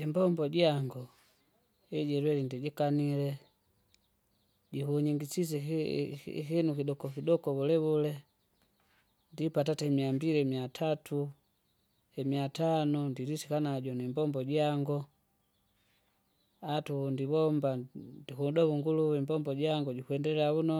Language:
Kinga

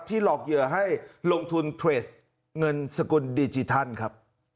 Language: Thai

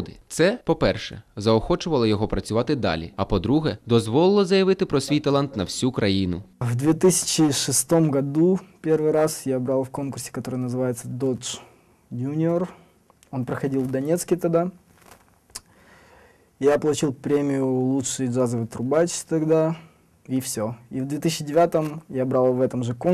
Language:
Ukrainian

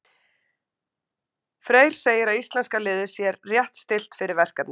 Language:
Icelandic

